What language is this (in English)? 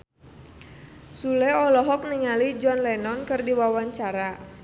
Sundanese